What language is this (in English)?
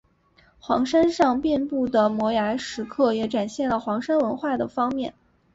Chinese